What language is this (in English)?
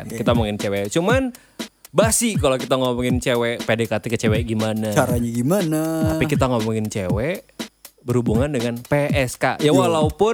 Indonesian